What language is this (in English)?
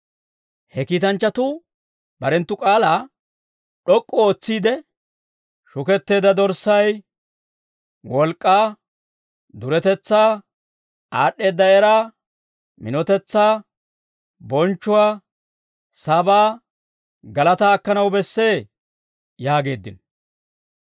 Dawro